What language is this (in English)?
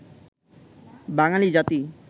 Bangla